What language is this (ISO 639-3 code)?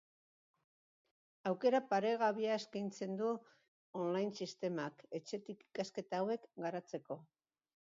eus